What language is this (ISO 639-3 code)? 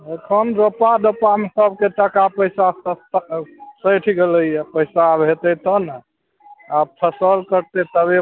mai